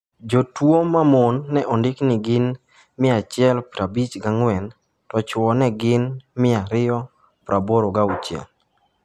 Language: Luo (Kenya and Tanzania)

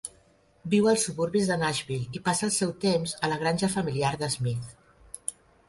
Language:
Catalan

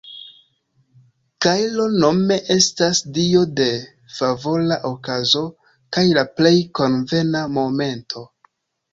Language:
Esperanto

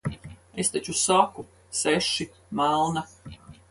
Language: Latvian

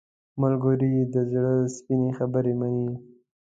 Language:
Pashto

